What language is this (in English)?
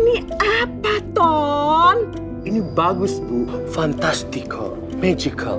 Indonesian